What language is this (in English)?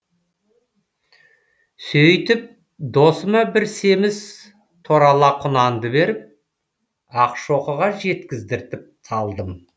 Kazakh